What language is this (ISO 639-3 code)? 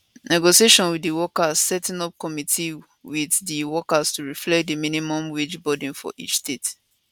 pcm